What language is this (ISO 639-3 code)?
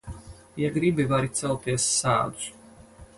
lav